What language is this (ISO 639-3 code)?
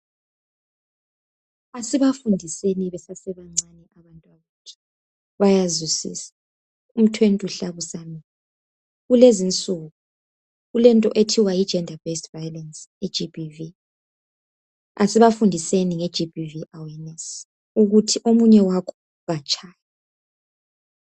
nde